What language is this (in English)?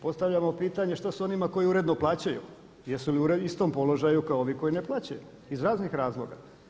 Croatian